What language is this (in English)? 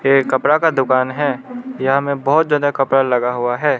Hindi